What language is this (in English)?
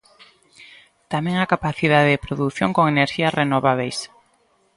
Galician